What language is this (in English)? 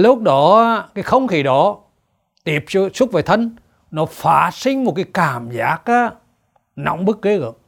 Vietnamese